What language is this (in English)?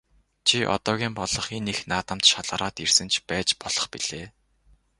Mongolian